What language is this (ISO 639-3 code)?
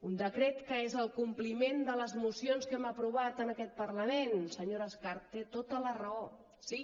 cat